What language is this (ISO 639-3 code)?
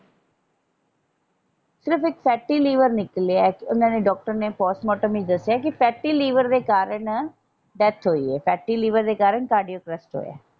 pan